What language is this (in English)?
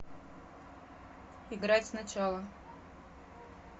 Russian